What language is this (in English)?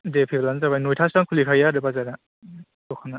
Bodo